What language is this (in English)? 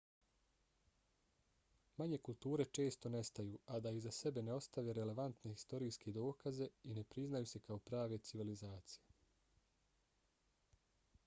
Bosnian